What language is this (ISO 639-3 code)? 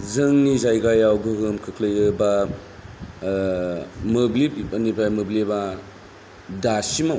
brx